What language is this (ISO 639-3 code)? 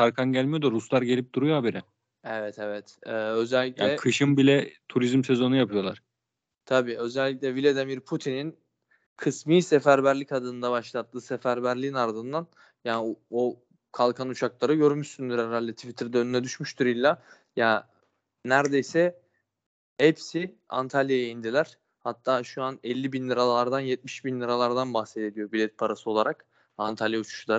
tur